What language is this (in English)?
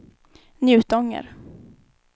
Swedish